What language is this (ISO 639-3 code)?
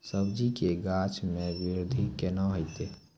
mai